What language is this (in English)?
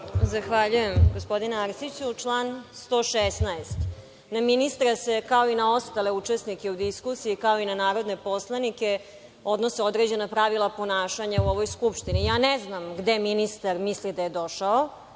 Serbian